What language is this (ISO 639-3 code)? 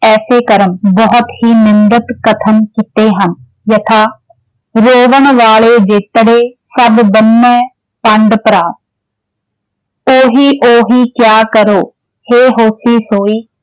pan